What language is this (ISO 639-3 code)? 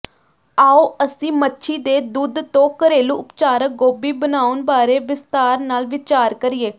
pan